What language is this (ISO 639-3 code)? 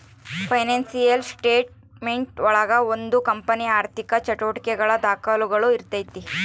kan